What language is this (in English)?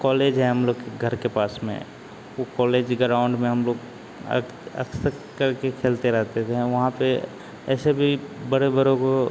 Hindi